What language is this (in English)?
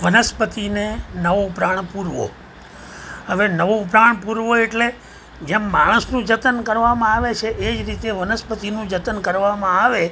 Gujarati